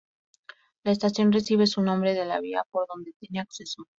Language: Spanish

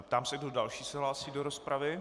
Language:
Czech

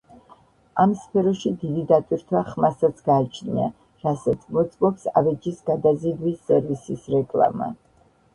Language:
Georgian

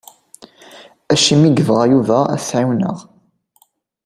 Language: Kabyle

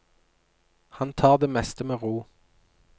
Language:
Norwegian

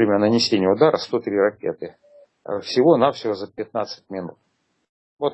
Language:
Russian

